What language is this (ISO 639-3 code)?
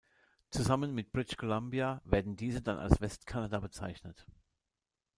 deu